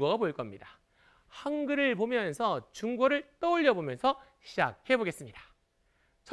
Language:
Korean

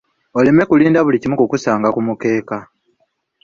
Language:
Ganda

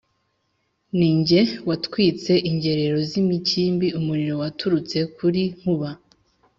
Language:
Kinyarwanda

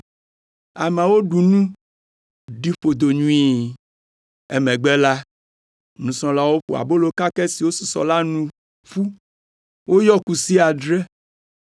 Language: Ewe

